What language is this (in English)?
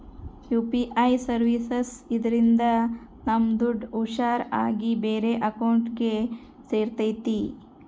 Kannada